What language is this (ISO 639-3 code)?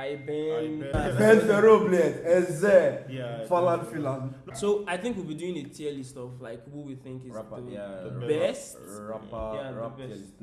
tur